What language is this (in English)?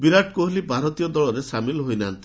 Odia